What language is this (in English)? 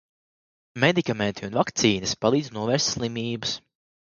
Latvian